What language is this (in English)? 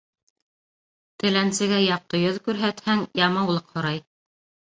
Bashkir